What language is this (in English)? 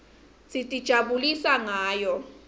Swati